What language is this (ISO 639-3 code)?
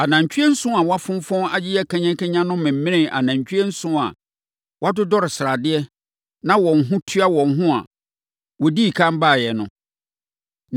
aka